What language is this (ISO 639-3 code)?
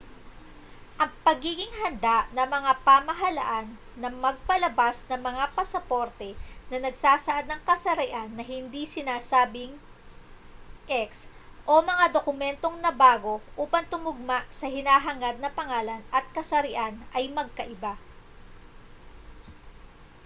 fil